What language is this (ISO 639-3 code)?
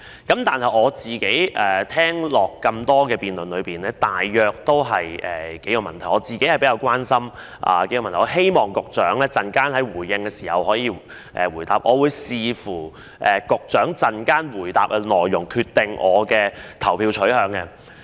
yue